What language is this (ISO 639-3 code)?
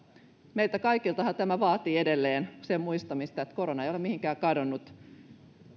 fin